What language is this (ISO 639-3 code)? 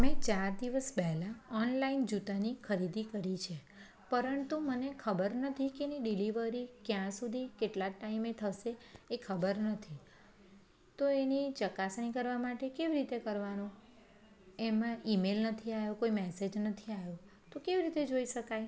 guj